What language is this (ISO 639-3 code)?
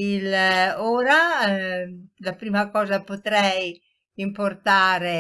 ita